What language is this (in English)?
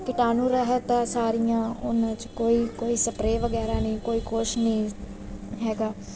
Punjabi